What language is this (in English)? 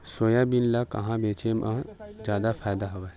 Chhattisgarhi